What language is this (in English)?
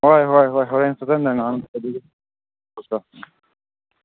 Manipuri